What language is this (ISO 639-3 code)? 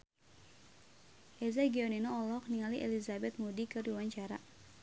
sun